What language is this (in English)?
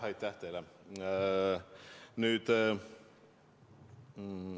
Estonian